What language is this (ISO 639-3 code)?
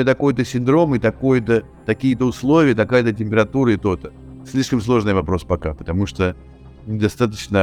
rus